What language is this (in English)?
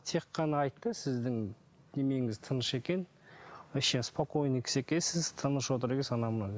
Kazakh